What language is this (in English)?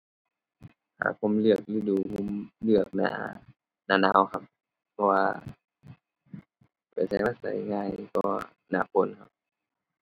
Thai